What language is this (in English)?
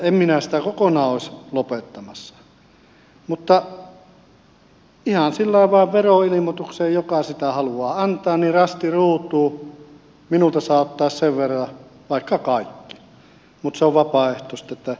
Finnish